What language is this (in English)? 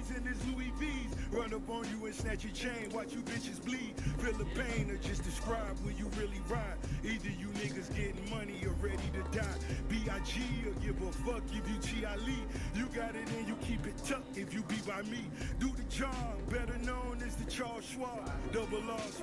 English